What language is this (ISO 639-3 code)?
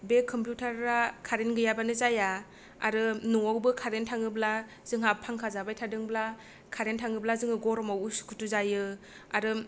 brx